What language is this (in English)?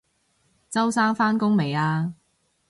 Cantonese